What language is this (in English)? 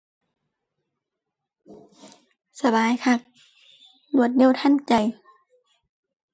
Thai